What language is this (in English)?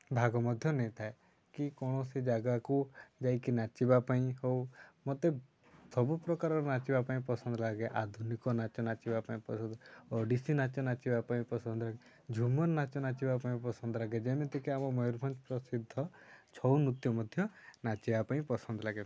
Odia